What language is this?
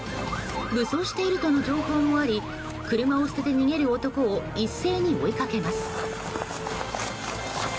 Japanese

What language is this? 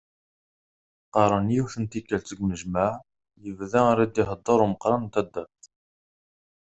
Kabyle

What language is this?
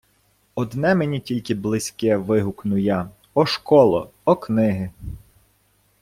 Ukrainian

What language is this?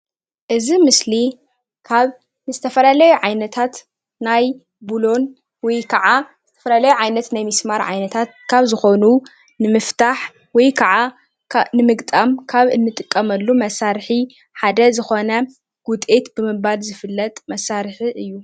Tigrinya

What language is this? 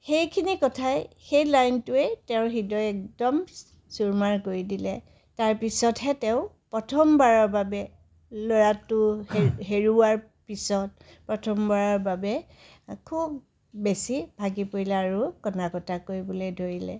Assamese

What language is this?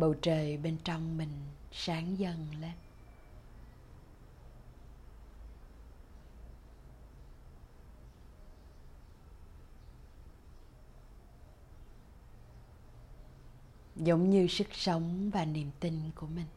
Vietnamese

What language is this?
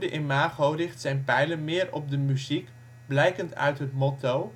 Dutch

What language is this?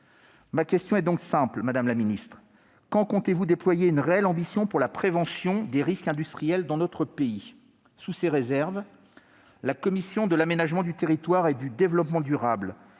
French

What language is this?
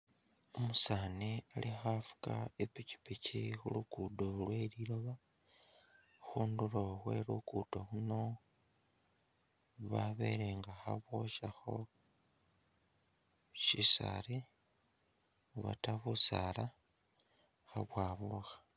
Masaaba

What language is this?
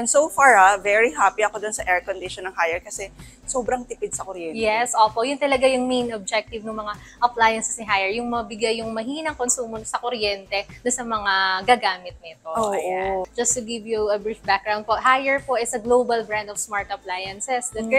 Filipino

